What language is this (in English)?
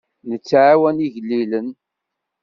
Kabyle